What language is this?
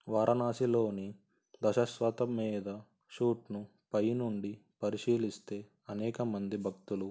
Telugu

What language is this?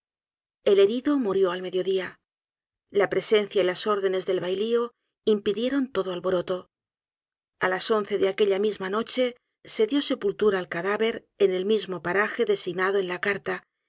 Spanish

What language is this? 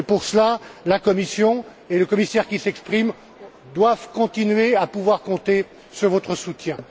French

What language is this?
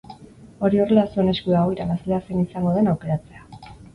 Basque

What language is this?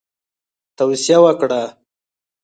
Pashto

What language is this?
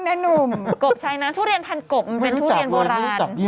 Thai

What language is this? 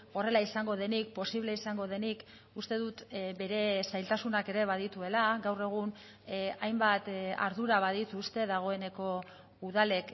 Basque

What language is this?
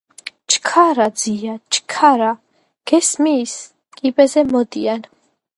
Georgian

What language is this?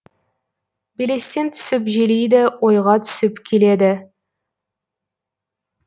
Kazakh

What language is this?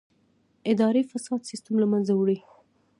Pashto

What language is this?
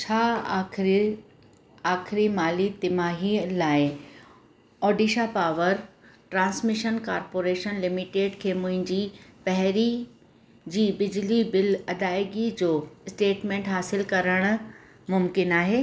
Sindhi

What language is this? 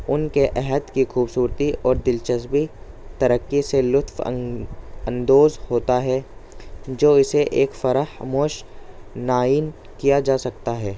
Urdu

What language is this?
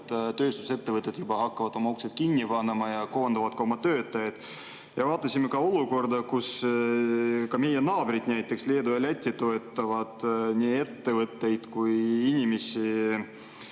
Estonian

